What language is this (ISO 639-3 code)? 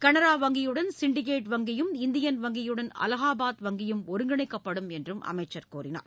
tam